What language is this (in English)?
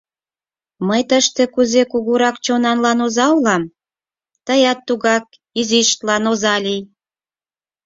Mari